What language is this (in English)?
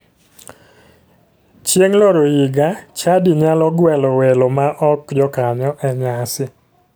Luo (Kenya and Tanzania)